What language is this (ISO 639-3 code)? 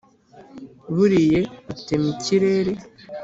kin